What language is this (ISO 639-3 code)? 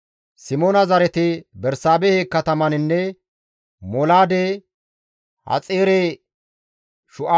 gmv